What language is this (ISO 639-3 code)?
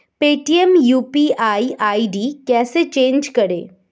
hin